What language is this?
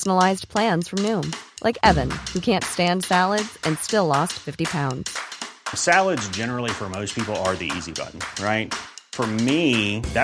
Filipino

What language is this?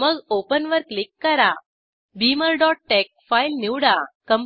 Marathi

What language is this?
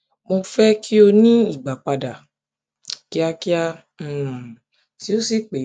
Yoruba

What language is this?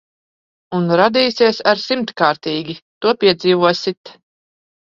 Latvian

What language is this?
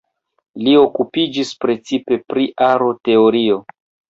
Esperanto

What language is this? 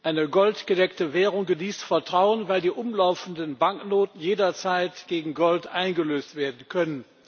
German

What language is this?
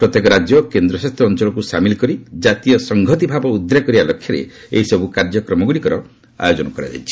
Odia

